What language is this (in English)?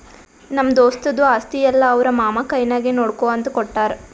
Kannada